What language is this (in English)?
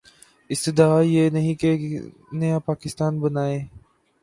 Urdu